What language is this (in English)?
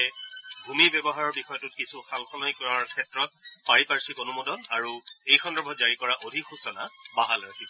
Assamese